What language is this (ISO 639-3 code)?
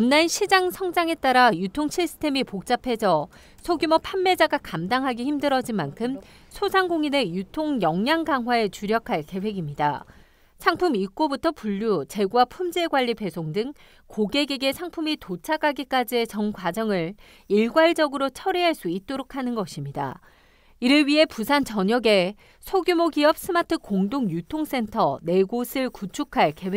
kor